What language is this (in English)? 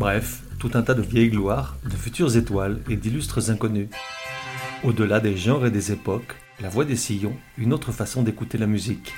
French